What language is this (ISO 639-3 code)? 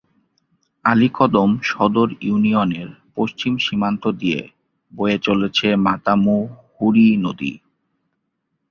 ben